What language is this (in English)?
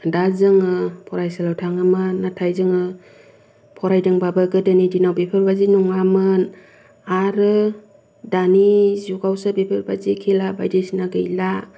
Bodo